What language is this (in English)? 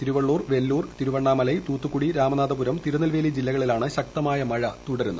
Malayalam